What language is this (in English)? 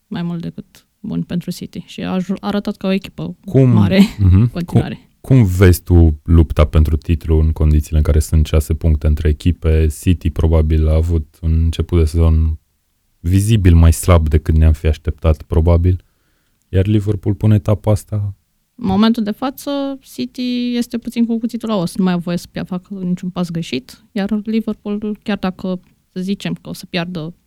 Romanian